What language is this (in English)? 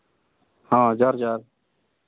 Santali